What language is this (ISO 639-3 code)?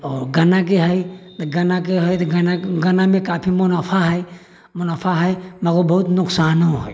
mai